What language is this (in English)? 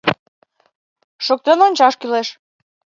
Mari